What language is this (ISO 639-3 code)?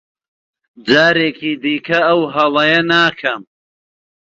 ckb